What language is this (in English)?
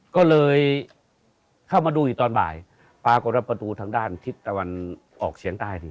Thai